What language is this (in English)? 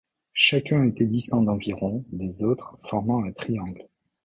French